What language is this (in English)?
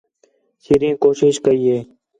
Khetrani